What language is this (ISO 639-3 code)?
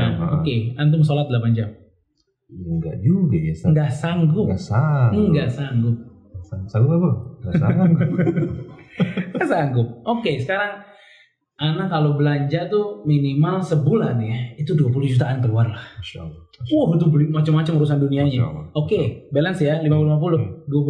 ind